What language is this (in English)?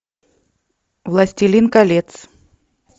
Russian